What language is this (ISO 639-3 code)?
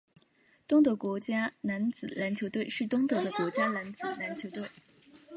zho